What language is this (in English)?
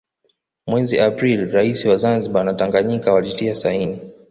Swahili